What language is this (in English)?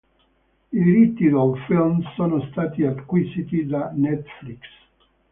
Italian